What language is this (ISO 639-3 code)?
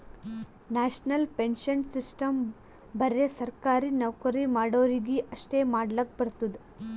kan